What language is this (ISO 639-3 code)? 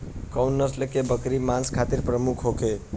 bho